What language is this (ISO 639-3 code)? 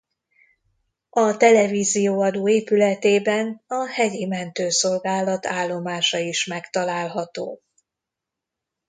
hun